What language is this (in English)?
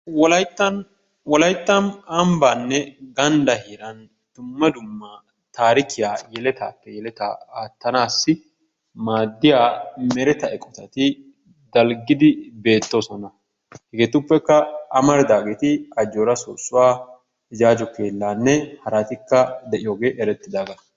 Wolaytta